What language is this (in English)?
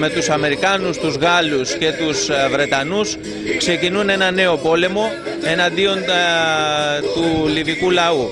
Greek